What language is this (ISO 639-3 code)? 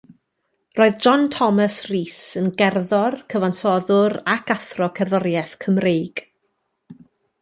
cym